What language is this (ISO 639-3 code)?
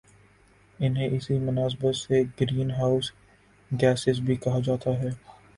urd